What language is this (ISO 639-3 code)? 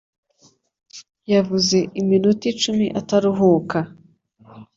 kin